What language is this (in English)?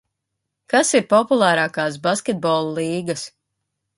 Latvian